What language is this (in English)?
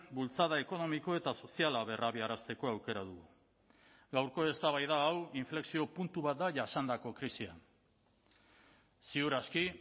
Basque